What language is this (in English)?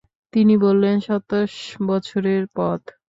Bangla